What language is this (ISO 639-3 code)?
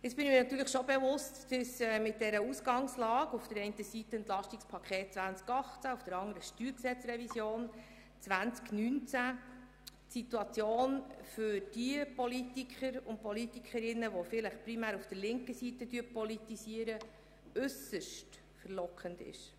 gsw